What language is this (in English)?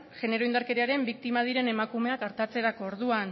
Basque